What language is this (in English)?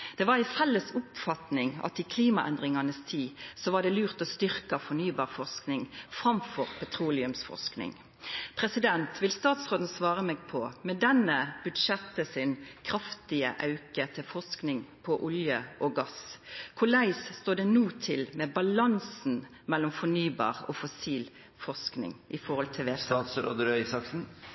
Norwegian